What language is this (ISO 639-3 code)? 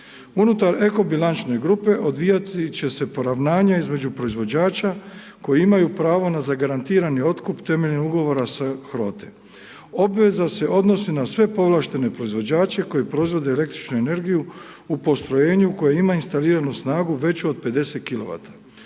hrv